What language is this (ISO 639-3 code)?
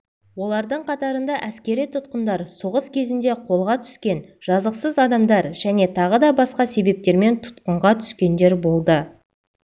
kaz